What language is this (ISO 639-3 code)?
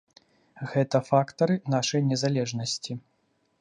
bel